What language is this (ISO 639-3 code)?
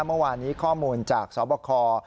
tha